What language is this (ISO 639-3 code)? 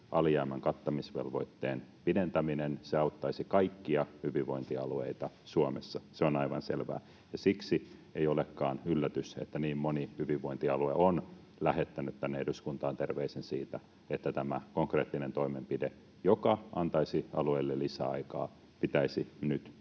fin